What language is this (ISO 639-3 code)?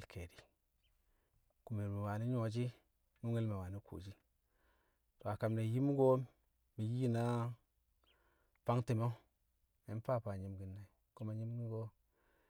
kcq